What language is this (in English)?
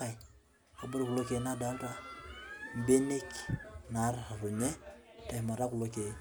Masai